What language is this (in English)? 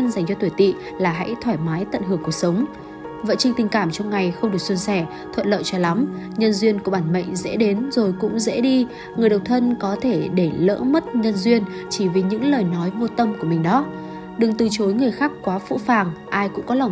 Vietnamese